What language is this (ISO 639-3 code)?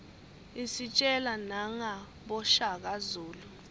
ssw